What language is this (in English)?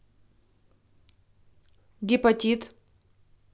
Russian